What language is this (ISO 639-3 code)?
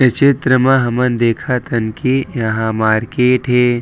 hne